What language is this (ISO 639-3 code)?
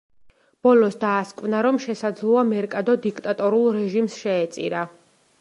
kat